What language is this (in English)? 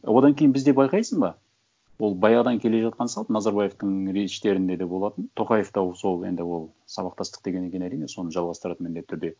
Kazakh